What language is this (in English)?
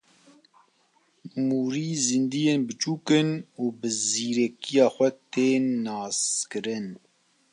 Kurdish